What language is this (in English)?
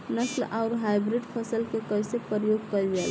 Bhojpuri